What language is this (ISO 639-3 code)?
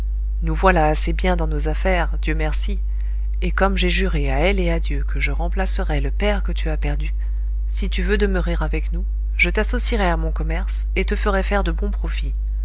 fra